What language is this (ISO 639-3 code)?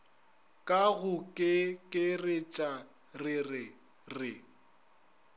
nso